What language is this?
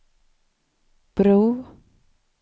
Swedish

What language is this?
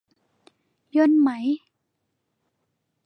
Thai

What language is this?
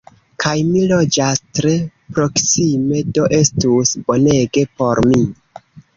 Esperanto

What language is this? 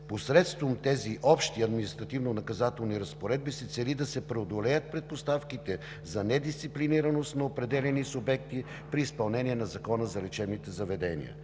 Bulgarian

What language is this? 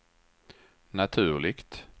Swedish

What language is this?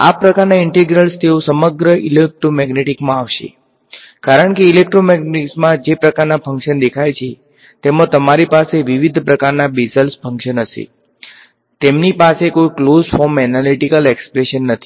Gujarati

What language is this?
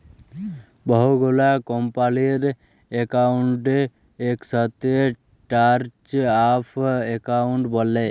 Bangla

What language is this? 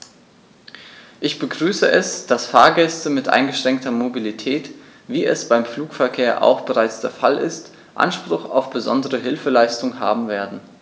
German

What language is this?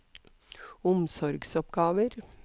Norwegian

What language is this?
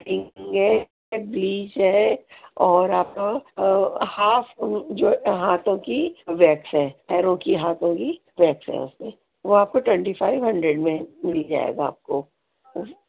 Urdu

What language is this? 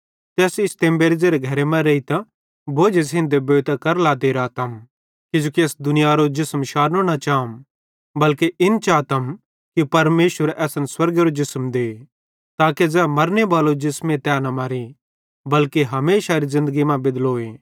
Bhadrawahi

